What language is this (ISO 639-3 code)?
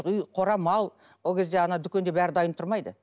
kaz